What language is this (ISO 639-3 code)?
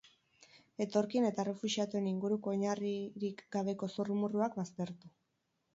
eus